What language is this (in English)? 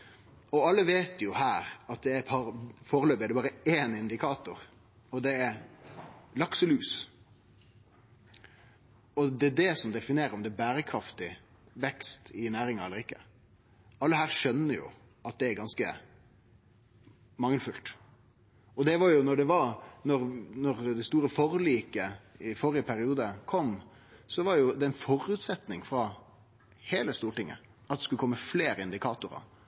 Norwegian Nynorsk